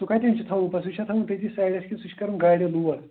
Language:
Kashmiri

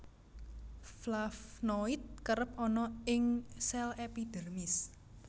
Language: Javanese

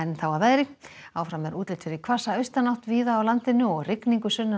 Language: Icelandic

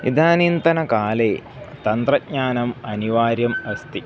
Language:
Sanskrit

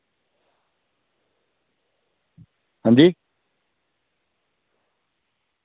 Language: Dogri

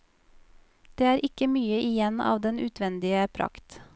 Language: Norwegian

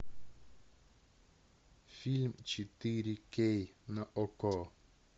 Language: Russian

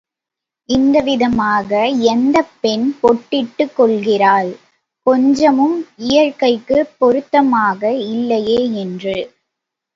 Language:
Tamil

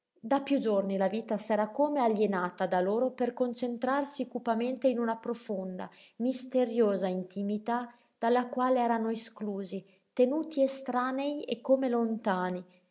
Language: Italian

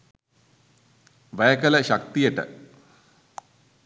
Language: Sinhala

